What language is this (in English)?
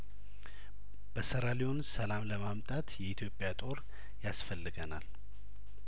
Amharic